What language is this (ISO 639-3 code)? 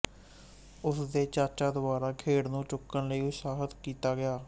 pan